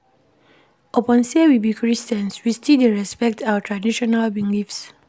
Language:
Nigerian Pidgin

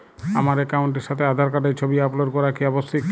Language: Bangla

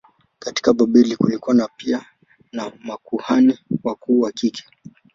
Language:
Swahili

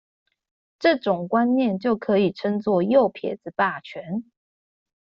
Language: Chinese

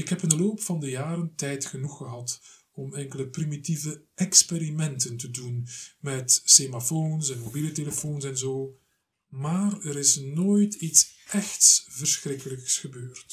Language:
Dutch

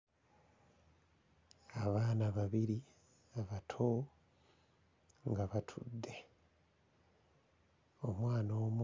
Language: Ganda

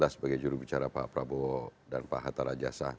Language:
Indonesian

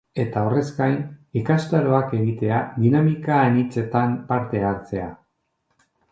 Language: Basque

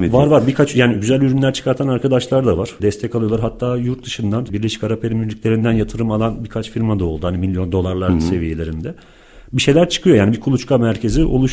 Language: Turkish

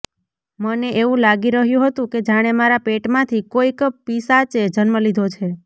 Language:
Gujarati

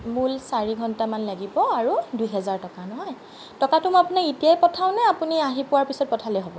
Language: Assamese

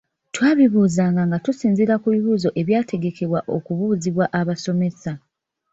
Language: Ganda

